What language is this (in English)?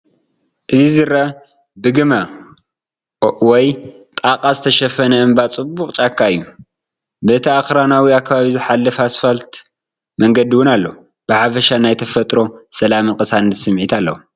Tigrinya